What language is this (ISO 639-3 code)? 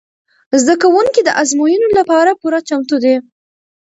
pus